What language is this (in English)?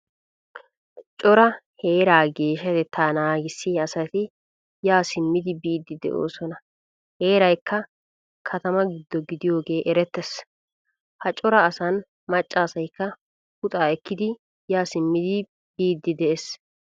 Wolaytta